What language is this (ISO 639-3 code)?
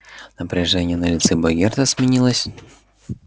rus